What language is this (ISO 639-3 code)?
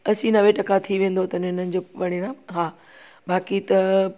snd